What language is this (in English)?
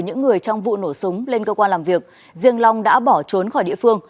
Vietnamese